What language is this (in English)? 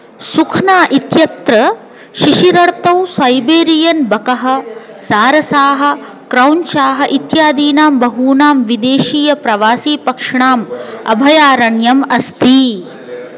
Sanskrit